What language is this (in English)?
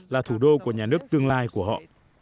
Vietnamese